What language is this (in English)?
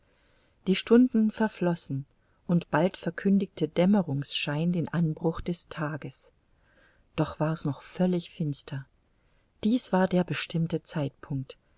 German